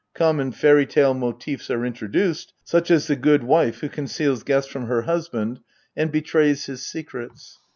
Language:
English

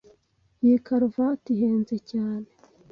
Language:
Kinyarwanda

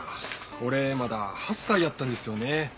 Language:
Japanese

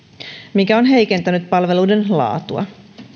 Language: Finnish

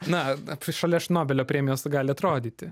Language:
Lithuanian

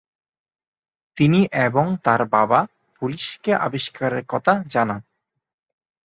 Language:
Bangla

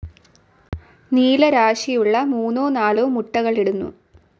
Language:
Malayalam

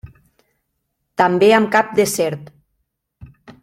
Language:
Catalan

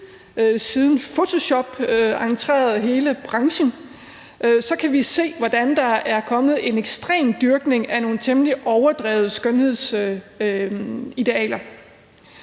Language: Danish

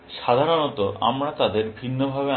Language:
Bangla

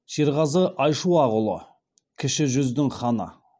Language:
Kazakh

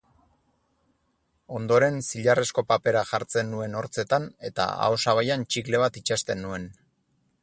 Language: Basque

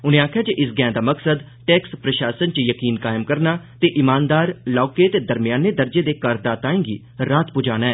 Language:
Dogri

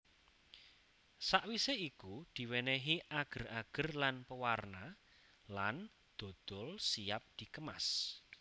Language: Javanese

